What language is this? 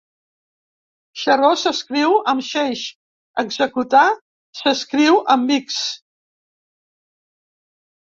Catalan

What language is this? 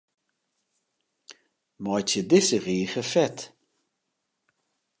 Western Frisian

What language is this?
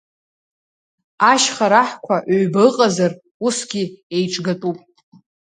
Abkhazian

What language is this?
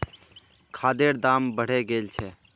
Magahi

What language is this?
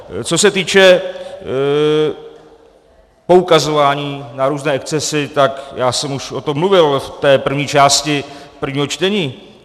Czech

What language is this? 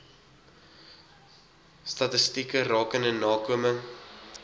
Afrikaans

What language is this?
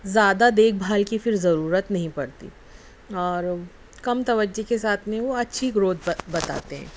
Urdu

